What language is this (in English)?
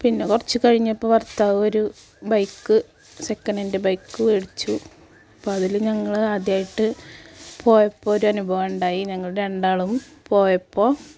Malayalam